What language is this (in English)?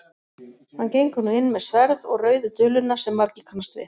Icelandic